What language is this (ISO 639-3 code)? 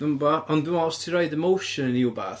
cym